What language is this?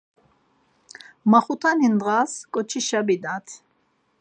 Laz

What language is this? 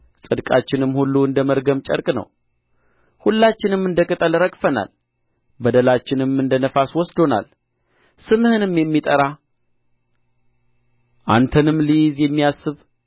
Amharic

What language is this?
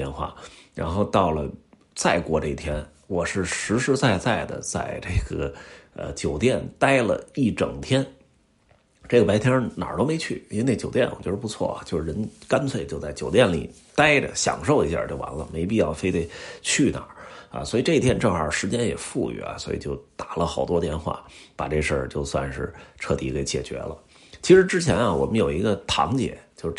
Chinese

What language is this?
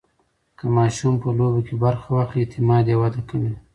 Pashto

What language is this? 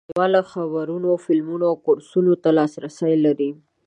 Pashto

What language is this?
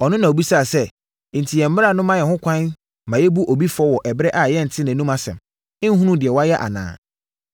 Akan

